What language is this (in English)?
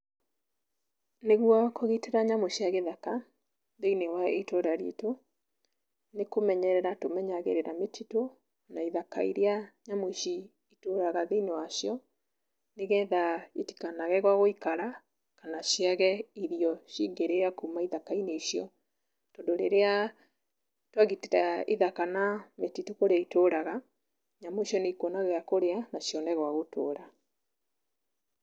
Kikuyu